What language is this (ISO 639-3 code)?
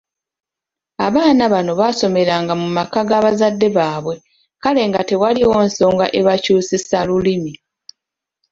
lug